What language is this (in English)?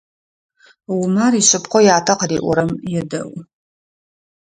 Adyghe